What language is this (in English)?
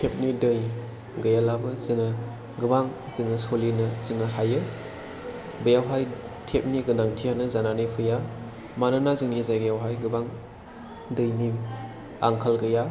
Bodo